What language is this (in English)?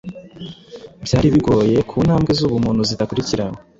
Kinyarwanda